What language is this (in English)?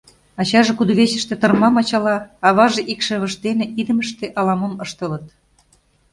Mari